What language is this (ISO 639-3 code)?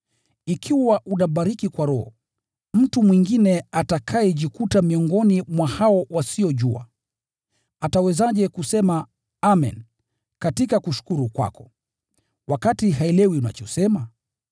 swa